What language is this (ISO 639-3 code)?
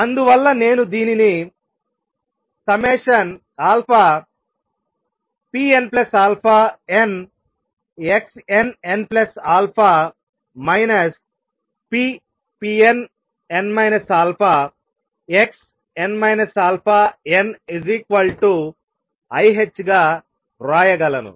tel